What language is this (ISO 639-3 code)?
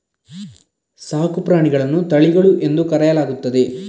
kan